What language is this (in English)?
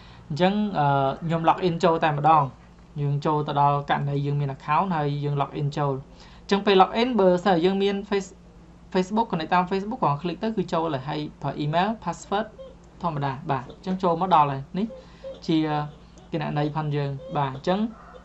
Vietnamese